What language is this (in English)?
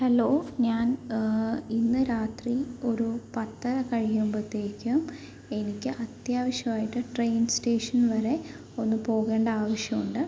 Malayalam